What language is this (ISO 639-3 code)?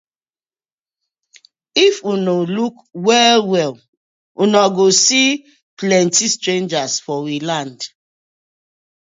pcm